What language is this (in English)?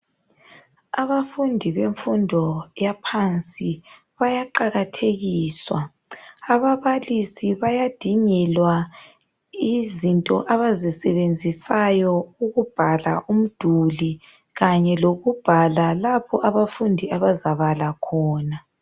North Ndebele